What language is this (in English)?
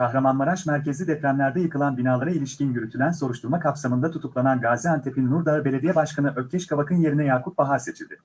Turkish